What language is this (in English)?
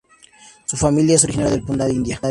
Spanish